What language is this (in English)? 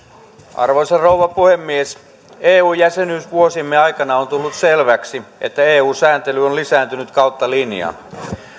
Finnish